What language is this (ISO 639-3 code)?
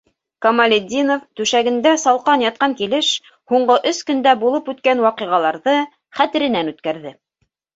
bak